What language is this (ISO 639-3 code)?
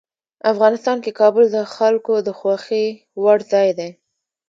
pus